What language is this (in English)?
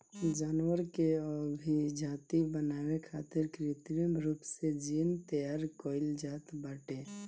Bhojpuri